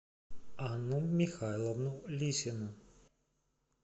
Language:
Russian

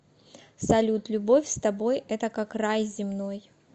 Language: Russian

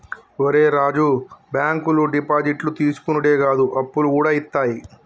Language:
Telugu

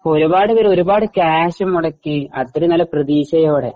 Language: Malayalam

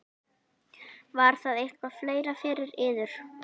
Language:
Icelandic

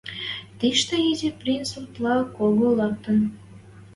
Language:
Western Mari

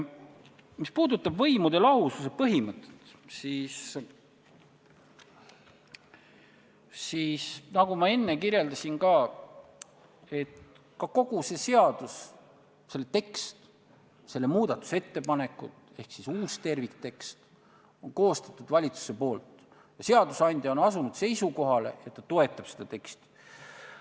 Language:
Estonian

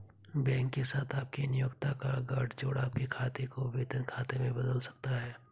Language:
Hindi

